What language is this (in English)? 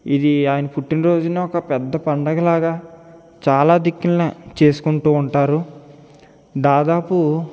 Telugu